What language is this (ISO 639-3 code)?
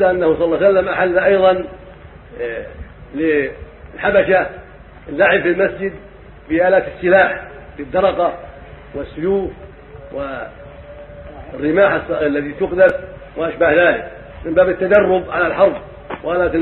ara